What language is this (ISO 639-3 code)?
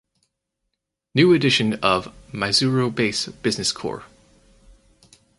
eng